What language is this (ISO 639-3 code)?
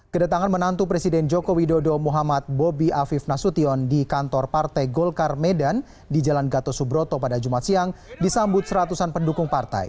ind